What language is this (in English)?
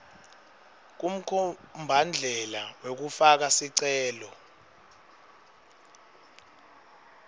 Swati